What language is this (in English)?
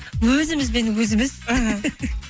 Kazakh